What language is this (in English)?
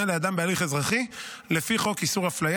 Hebrew